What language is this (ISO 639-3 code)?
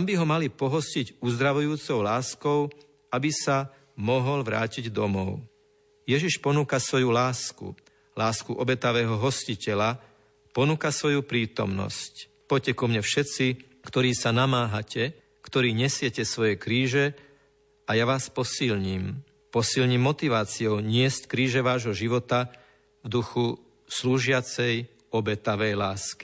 slk